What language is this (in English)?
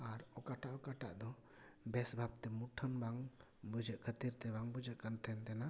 Santali